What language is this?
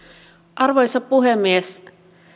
Finnish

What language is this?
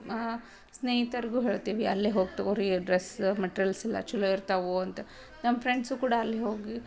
Kannada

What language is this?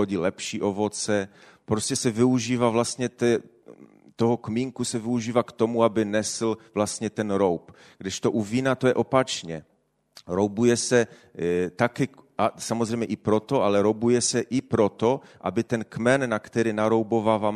Czech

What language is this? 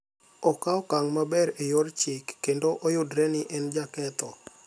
Luo (Kenya and Tanzania)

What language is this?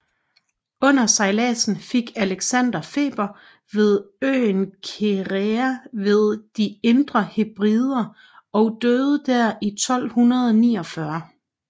Danish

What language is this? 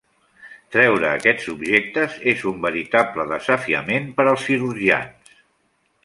Catalan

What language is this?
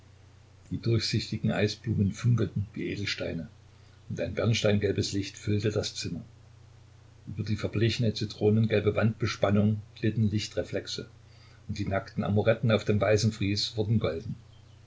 German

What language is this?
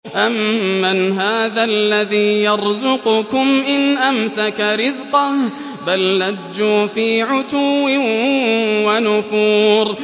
Arabic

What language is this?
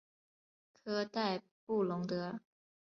Chinese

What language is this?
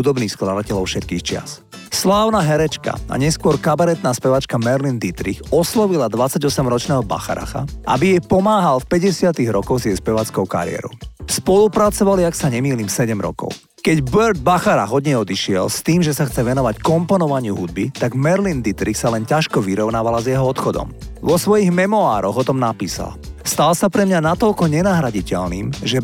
Slovak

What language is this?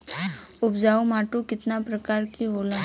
Bhojpuri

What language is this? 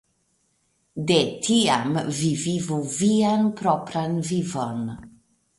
Esperanto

